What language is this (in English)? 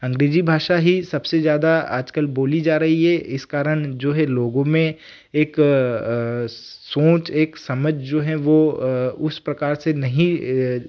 Hindi